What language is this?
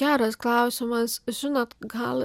Lithuanian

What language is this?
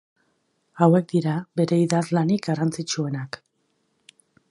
Basque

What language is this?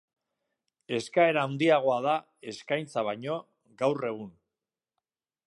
Basque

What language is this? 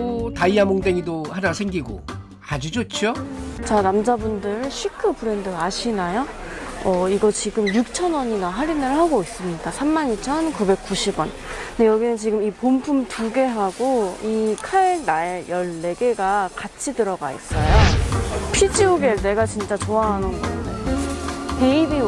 Korean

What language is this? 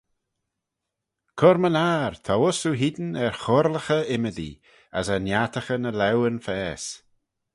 Manx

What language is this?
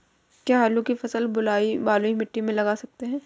Hindi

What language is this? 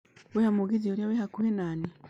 Kikuyu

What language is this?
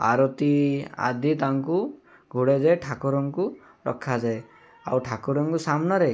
Odia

